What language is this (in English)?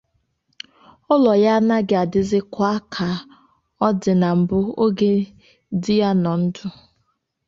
Igbo